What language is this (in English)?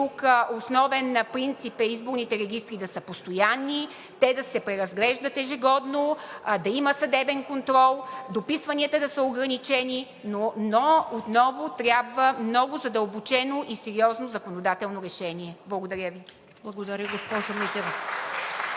Bulgarian